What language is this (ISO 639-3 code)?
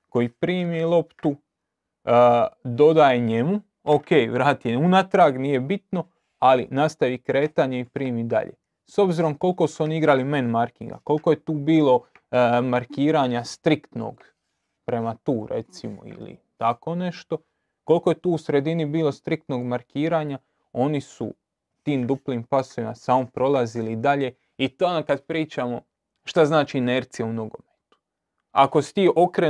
hrv